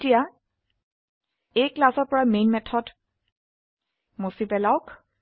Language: Assamese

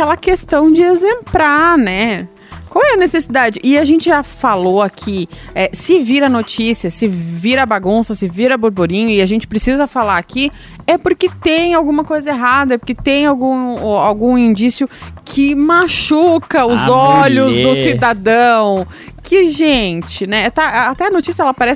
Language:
Portuguese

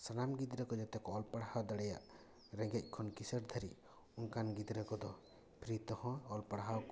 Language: Santali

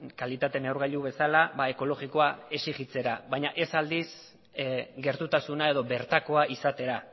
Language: Basque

